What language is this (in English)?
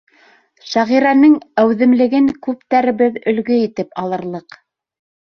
Bashkir